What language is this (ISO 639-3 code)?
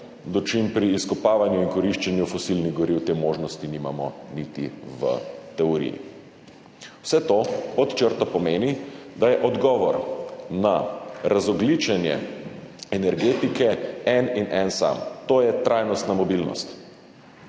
slv